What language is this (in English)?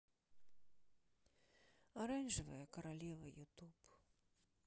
Russian